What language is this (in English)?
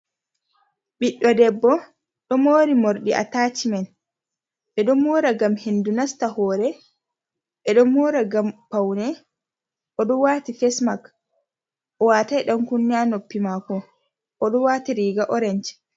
Fula